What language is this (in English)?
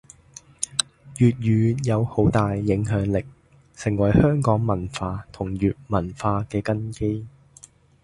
Cantonese